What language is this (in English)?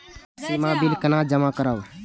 Maithili